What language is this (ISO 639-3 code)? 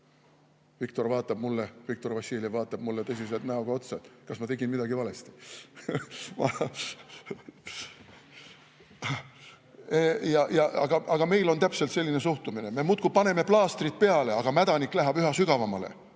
est